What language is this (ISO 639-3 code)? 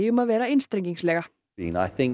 isl